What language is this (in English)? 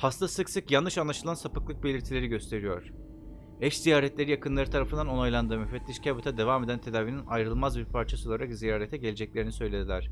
Turkish